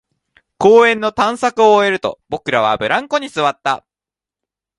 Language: Japanese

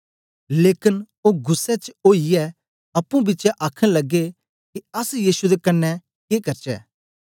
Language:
Dogri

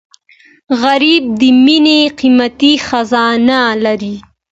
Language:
Pashto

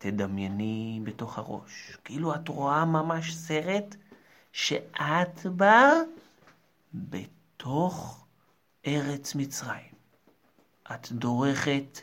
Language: Hebrew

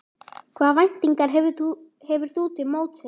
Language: Icelandic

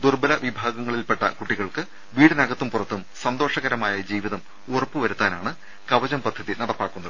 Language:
Malayalam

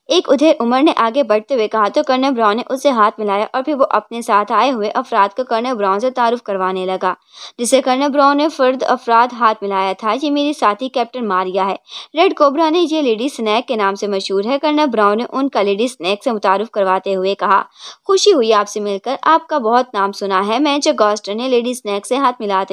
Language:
Hindi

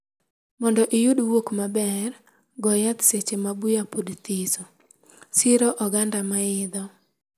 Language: Luo (Kenya and Tanzania)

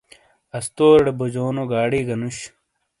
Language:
Shina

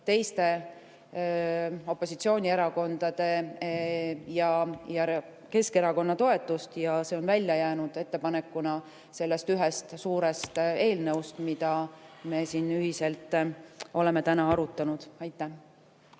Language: Estonian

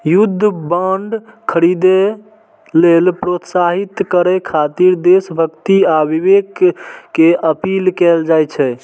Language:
Maithili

